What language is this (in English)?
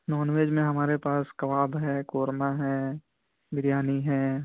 Urdu